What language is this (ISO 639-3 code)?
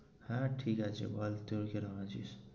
ben